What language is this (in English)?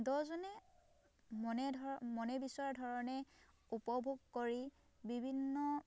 Assamese